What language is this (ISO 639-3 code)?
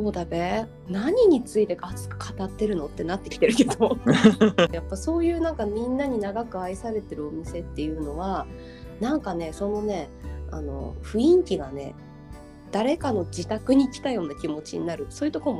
jpn